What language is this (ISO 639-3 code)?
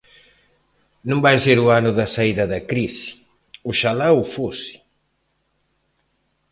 glg